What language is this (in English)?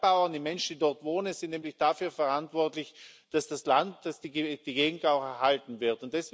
German